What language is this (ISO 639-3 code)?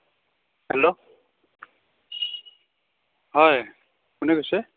asm